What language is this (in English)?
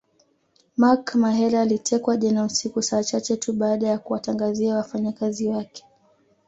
Swahili